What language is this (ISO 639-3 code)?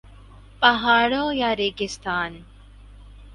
urd